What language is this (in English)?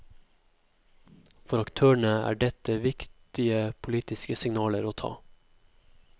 Norwegian